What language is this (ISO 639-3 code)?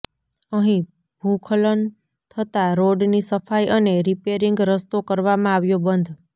guj